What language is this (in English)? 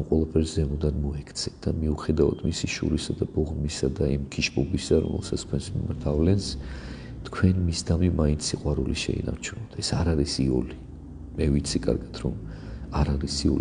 Romanian